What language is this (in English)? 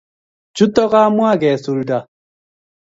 Kalenjin